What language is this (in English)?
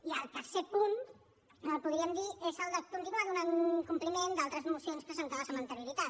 Catalan